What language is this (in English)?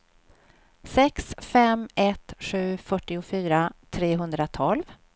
Swedish